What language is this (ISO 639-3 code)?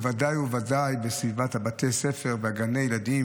heb